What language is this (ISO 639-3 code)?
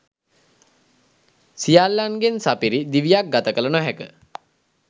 sin